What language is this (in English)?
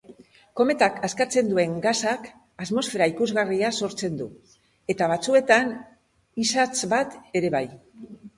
Basque